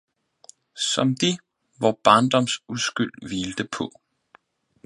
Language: Danish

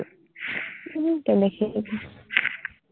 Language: Assamese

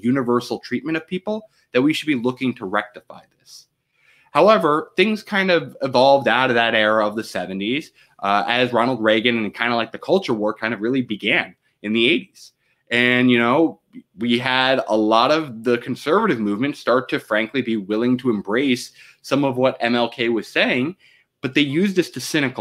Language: English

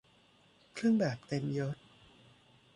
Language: Thai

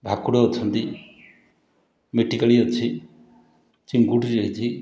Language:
Odia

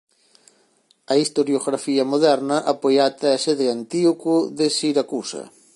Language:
Galician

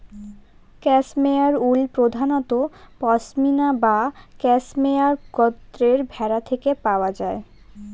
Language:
Bangla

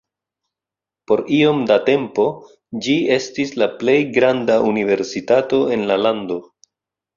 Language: Esperanto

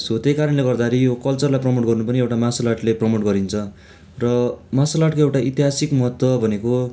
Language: Nepali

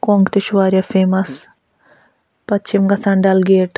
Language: Kashmiri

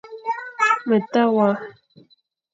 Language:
Fang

